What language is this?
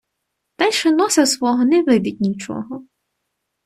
Ukrainian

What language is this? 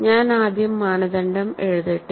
Malayalam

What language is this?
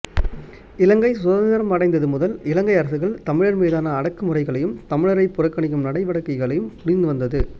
Tamil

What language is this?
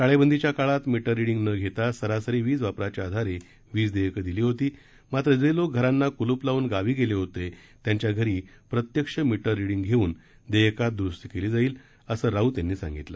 Marathi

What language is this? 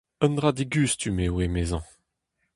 Breton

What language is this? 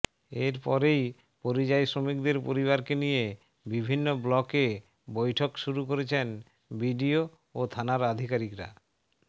Bangla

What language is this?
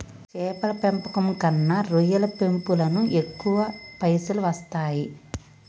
Telugu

